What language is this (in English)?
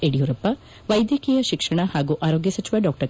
Kannada